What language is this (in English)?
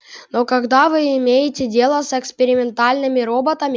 Russian